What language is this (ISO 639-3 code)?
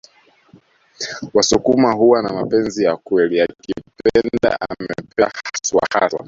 swa